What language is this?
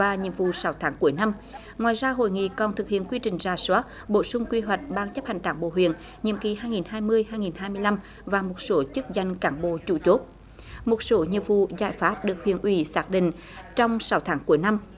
Vietnamese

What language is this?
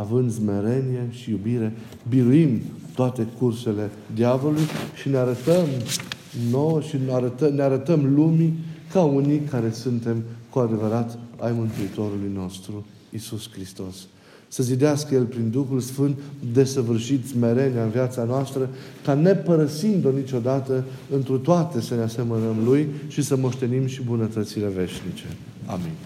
Romanian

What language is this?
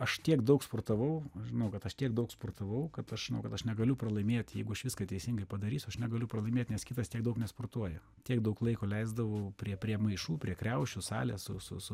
Lithuanian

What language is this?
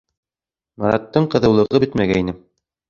Bashkir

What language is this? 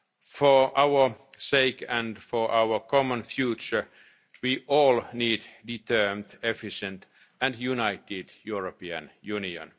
English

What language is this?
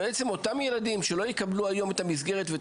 Hebrew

